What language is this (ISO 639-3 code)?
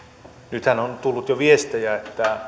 fin